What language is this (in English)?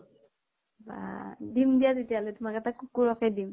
Assamese